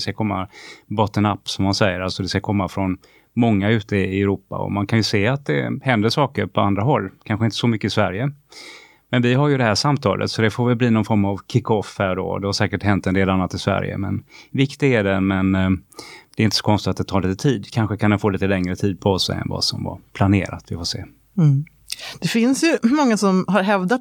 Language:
Swedish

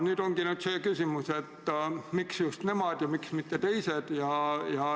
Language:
Estonian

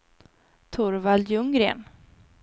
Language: Swedish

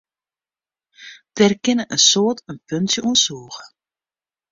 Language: Western Frisian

